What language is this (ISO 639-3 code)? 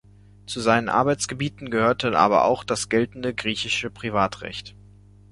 deu